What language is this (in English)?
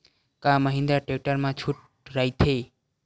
Chhattisgarhi